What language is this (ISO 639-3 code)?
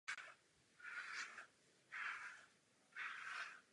ces